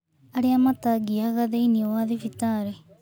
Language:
Kikuyu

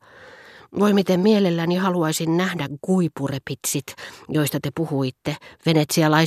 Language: Finnish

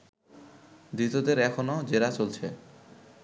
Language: Bangla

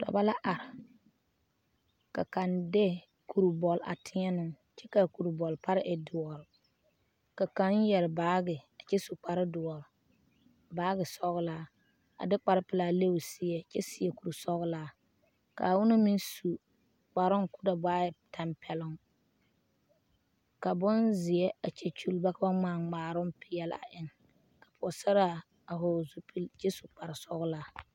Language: Southern Dagaare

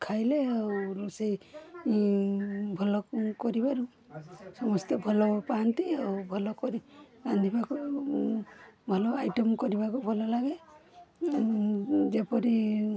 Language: Odia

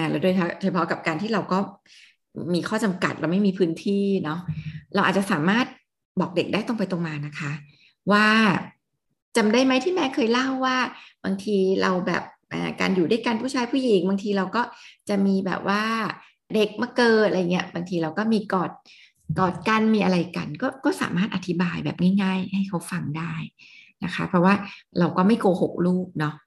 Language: Thai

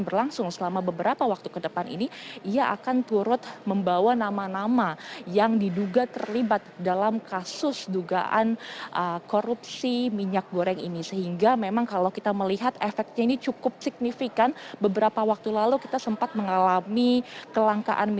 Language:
Indonesian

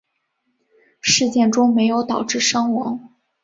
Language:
Chinese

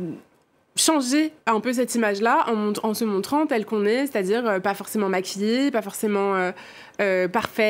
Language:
French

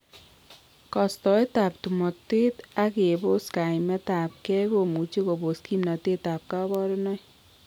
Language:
Kalenjin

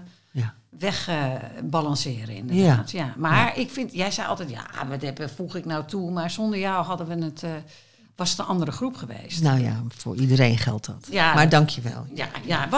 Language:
Dutch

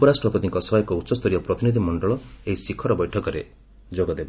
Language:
Odia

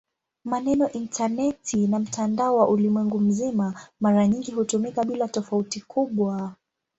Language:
Swahili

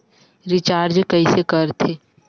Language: Chhattisgarhi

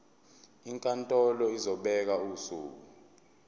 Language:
Zulu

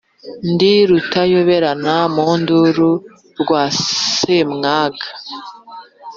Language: Kinyarwanda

